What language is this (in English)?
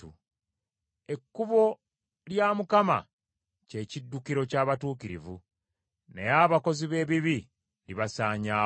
Ganda